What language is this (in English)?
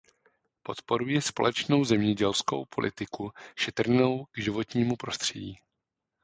Czech